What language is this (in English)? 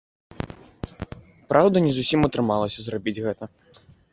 Belarusian